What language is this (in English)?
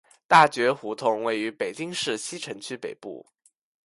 Chinese